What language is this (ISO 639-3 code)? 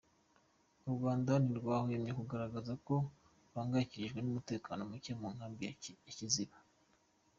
kin